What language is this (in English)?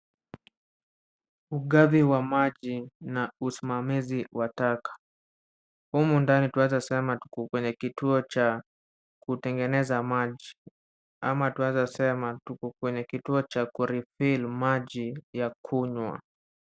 Swahili